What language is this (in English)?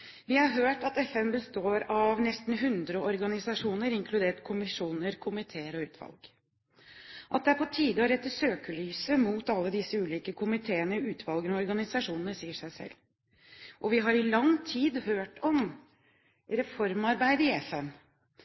Norwegian Bokmål